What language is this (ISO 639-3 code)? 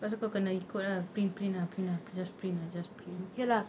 eng